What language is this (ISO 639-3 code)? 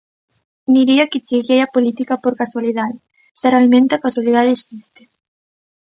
glg